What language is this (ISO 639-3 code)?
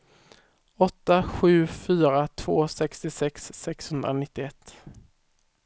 swe